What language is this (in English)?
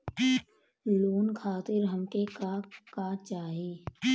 Bhojpuri